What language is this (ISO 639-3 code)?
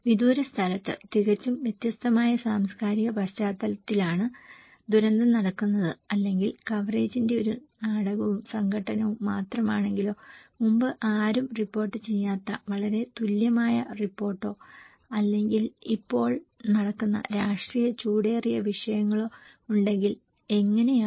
mal